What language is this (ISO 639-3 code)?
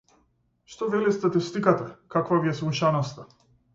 mkd